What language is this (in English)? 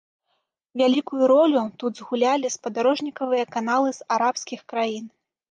Belarusian